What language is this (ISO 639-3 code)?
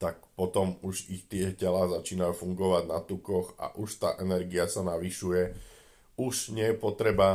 slk